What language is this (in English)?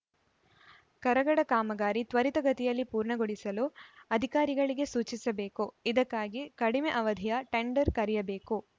Kannada